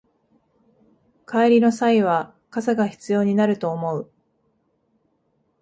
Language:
Japanese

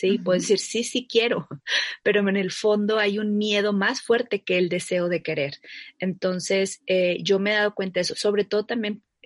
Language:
Spanish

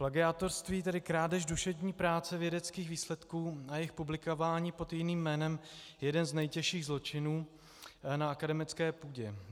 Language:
Czech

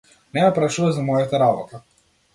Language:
Macedonian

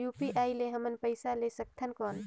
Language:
Chhattisgarhi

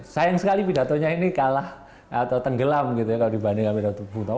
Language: Indonesian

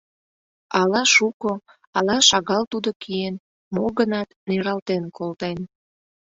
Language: Mari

